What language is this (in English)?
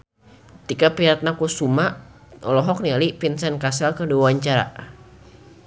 Sundanese